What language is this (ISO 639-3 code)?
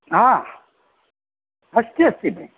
san